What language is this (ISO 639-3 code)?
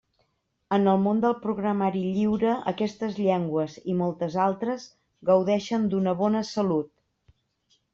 cat